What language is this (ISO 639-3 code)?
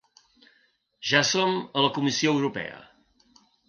cat